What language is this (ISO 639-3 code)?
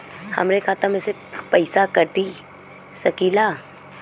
bho